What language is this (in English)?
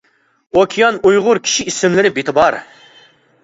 Uyghur